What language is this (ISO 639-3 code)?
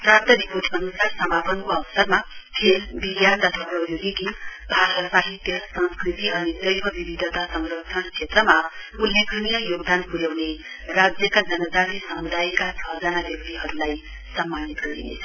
nep